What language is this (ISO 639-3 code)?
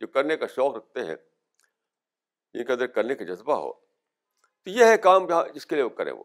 urd